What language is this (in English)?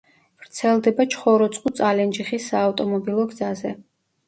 Georgian